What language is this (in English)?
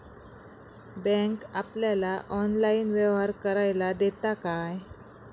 Marathi